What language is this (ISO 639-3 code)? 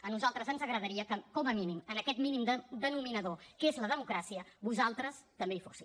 cat